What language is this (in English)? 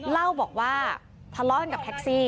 Thai